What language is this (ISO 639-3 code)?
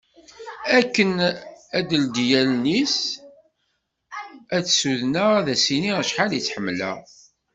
kab